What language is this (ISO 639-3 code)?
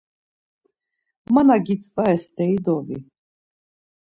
lzz